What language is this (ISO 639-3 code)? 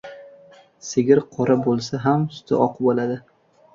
uzb